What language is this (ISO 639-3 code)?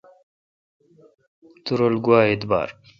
xka